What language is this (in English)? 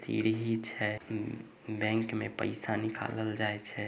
Magahi